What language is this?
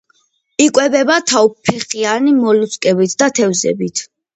Georgian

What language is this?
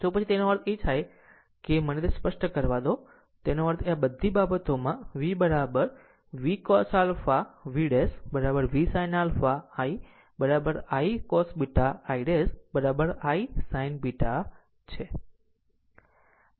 Gujarati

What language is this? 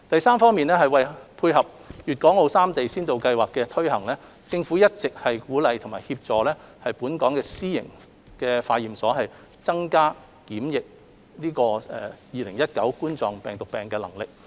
Cantonese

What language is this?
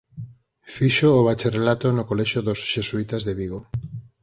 Galician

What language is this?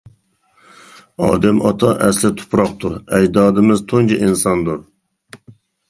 Uyghur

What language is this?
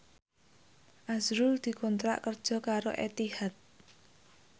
Javanese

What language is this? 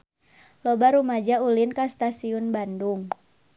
Sundanese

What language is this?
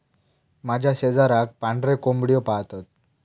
Marathi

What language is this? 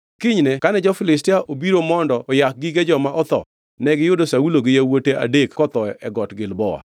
Luo (Kenya and Tanzania)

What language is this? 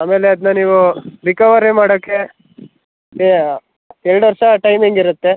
Kannada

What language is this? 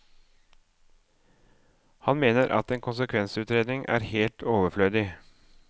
Norwegian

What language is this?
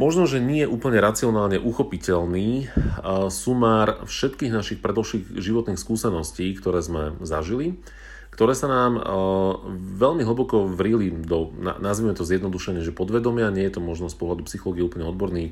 Slovak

